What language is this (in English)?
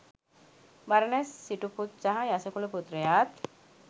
Sinhala